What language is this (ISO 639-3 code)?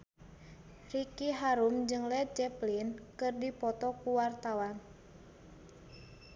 sun